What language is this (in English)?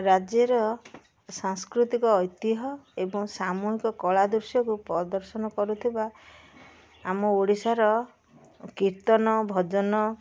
Odia